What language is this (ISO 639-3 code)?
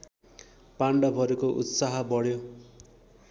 nep